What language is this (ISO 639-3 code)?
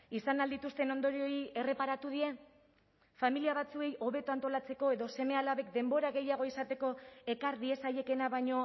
eus